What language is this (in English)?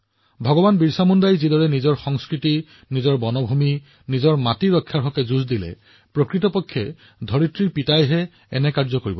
Assamese